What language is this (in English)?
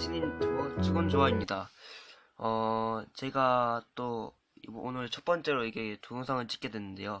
Korean